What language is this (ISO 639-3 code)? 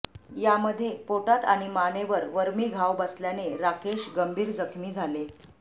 mar